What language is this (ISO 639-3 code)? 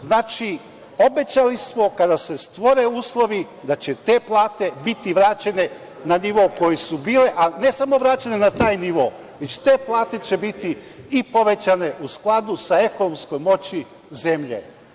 srp